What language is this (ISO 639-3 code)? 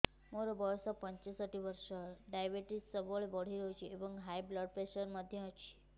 ori